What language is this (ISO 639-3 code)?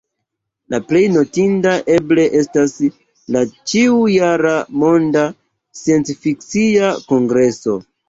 epo